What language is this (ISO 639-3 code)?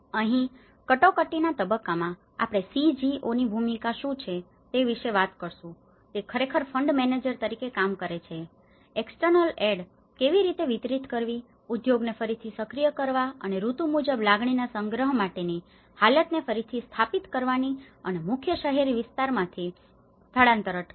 guj